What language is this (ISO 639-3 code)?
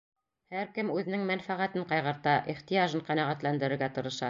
bak